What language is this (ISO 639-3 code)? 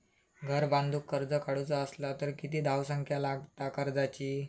mar